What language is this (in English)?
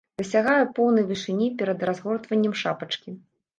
Belarusian